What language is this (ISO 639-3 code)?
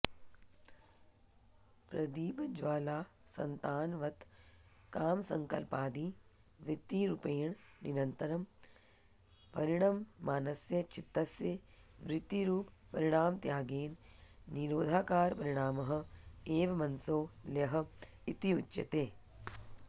san